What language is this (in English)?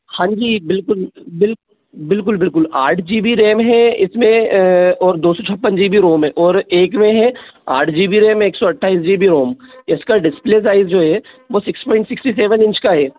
Hindi